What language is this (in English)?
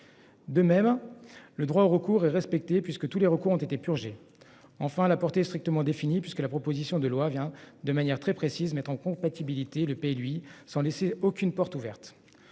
French